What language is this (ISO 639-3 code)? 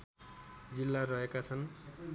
nep